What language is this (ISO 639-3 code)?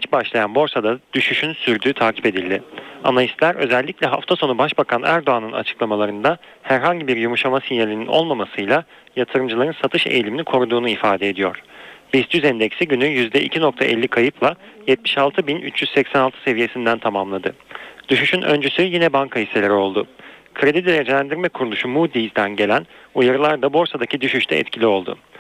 tur